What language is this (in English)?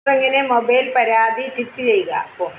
Malayalam